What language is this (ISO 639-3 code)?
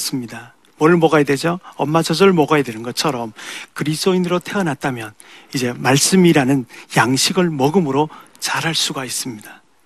kor